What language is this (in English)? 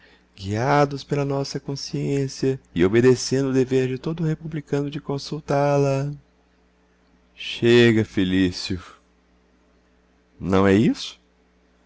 Portuguese